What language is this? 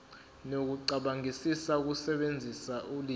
Zulu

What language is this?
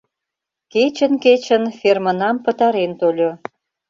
Mari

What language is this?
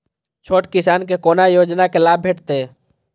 Maithili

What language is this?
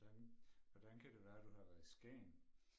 Danish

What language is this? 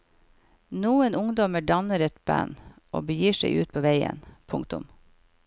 Norwegian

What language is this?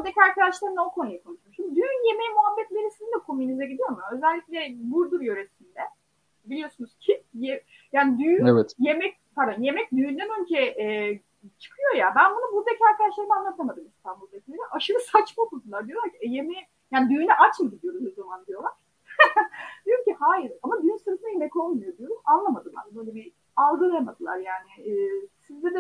Turkish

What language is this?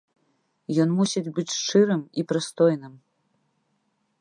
Belarusian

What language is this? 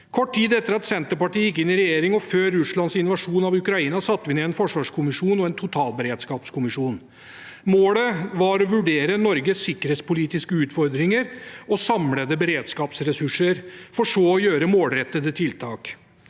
Norwegian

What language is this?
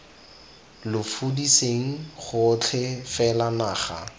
Tswana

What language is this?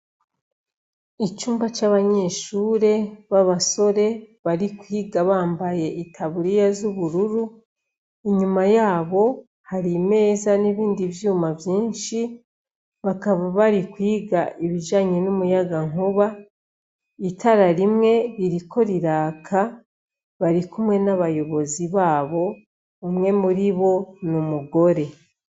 Rundi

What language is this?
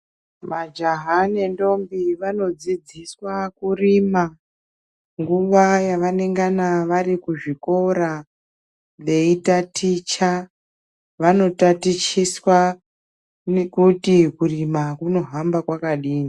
Ndau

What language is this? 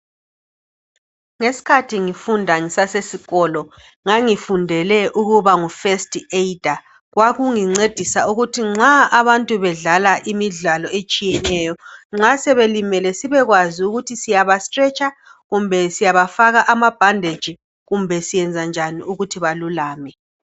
North Ndebele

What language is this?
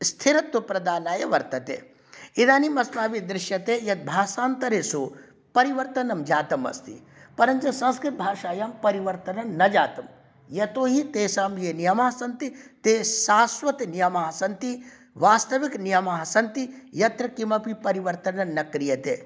Sanskrit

